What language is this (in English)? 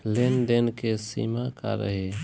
Bhojpuri